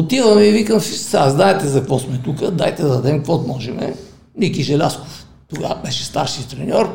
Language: Bulgarian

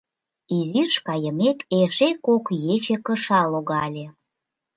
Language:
Mari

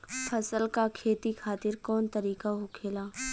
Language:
Bhojpuri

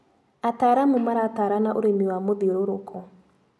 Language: Kikuyu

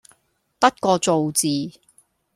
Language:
Cantonese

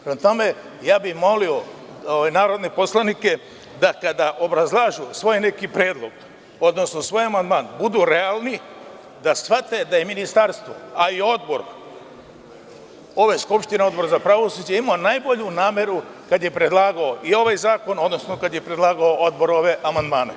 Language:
Serbian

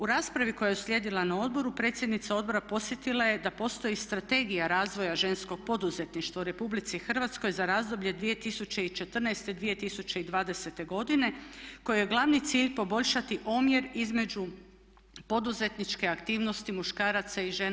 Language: Croatian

